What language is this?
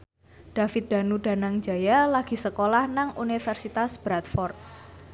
Javanese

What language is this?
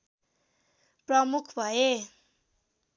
Nepali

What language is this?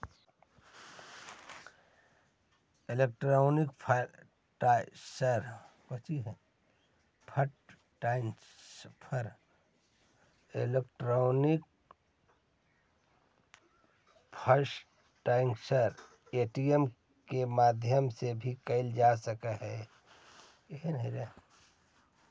Magahi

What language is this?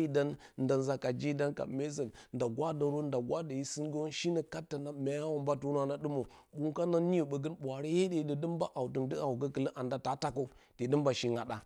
Bacama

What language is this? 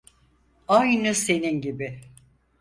Turkish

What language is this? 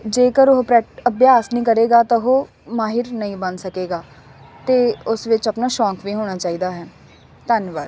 Punjabi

